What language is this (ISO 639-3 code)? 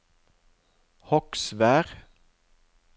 nor